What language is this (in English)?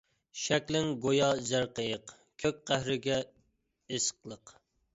Uyghur